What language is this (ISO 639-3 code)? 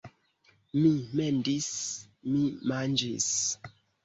epo